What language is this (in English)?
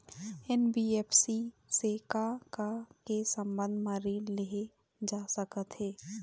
Chhattisgarhi